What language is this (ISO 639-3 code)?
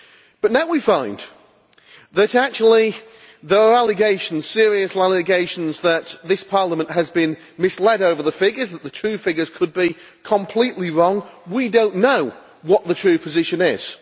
eng